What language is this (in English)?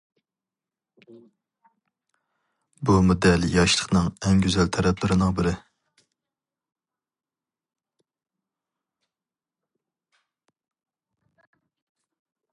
Uyghur